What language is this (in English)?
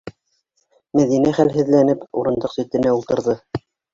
Bashkir